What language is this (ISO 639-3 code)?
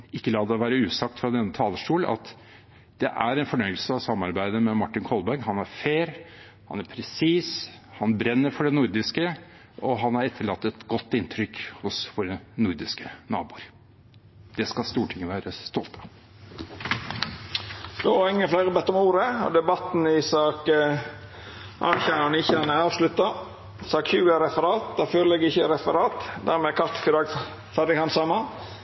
nor